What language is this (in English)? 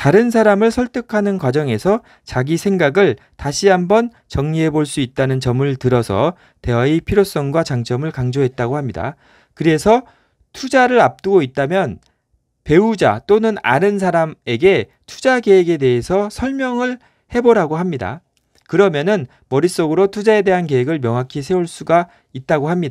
Korean